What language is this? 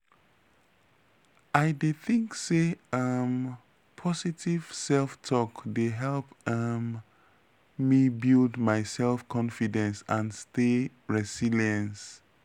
Nigerian Pidgin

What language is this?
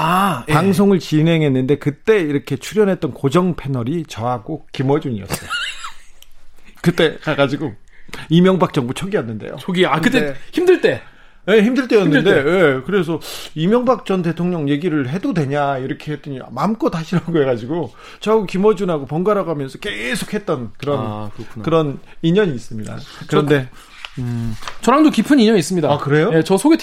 Korean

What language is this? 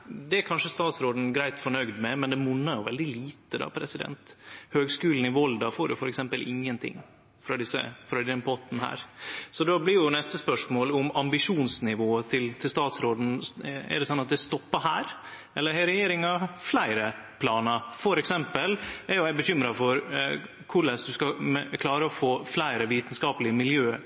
Norwegian Nynorsk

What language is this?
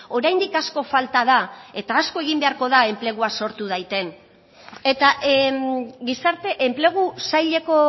Basque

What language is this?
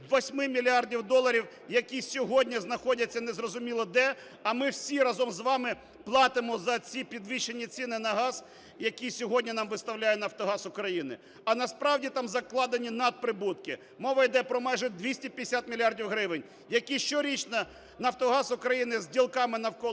Ukrainian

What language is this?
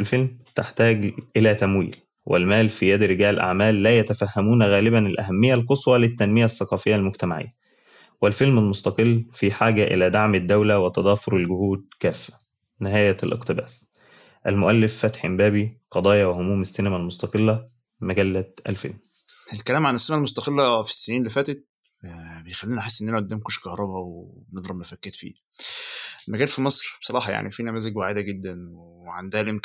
Arabic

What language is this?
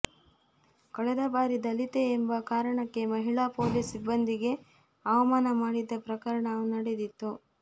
Kannada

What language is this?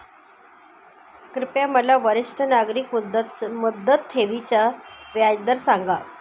Marathi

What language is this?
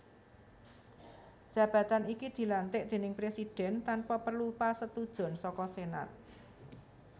Javanese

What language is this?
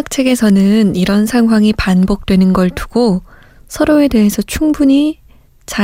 Korean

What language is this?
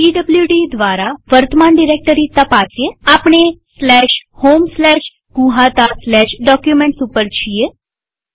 Gujarati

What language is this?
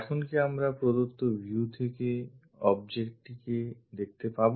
Bangla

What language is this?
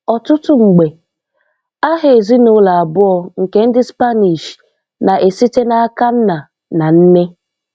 Igbo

